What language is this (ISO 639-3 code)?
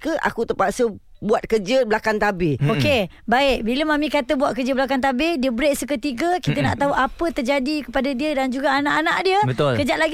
msa